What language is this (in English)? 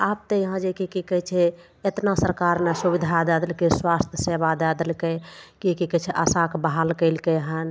Maithili